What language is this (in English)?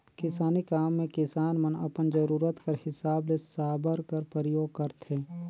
Chhattisgarhi